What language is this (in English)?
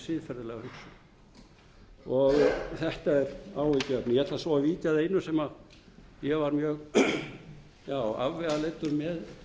Icelandic